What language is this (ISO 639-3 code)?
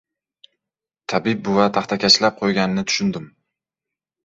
uzb